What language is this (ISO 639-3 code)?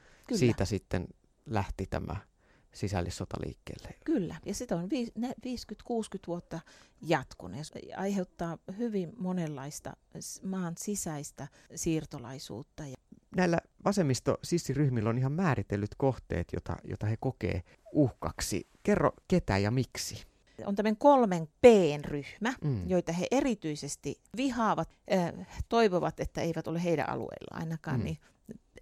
fin